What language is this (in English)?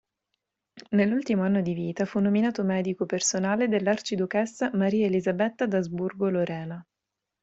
Italian